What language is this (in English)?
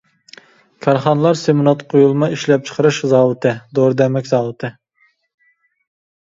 Uyghur